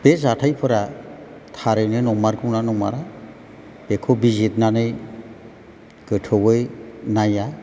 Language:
Bodo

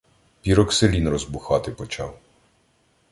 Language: Ukrainian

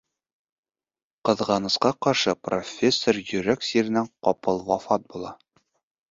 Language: Bashkir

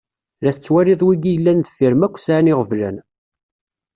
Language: Kabyle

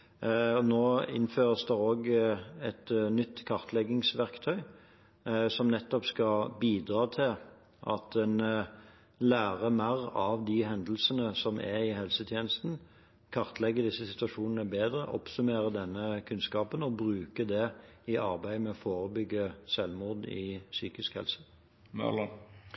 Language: Norwegian Bokmål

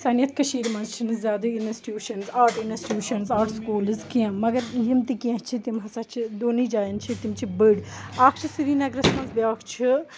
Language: Kashmiri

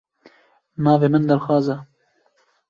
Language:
Kurdish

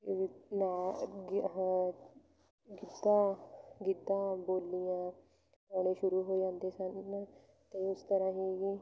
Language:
Punjabi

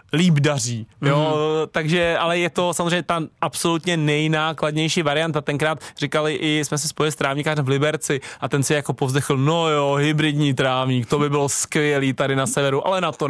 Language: Czech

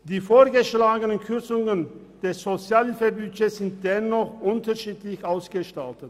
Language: Swiss German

